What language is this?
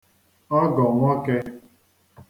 Igbo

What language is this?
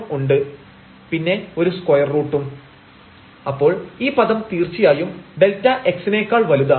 Malayalam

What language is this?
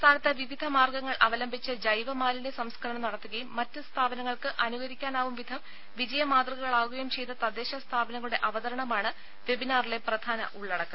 Malayalam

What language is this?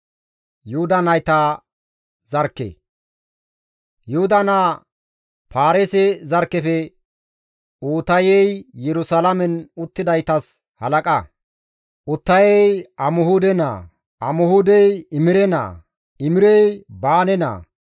Gamo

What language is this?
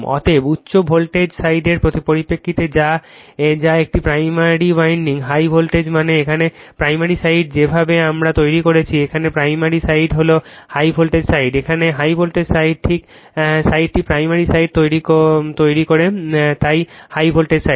Bangla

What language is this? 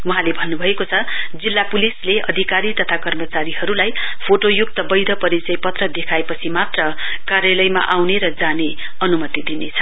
Nepali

